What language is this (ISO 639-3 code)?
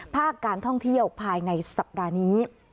tha